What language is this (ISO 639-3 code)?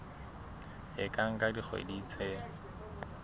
sot